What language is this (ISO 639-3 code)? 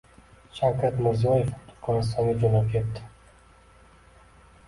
uzb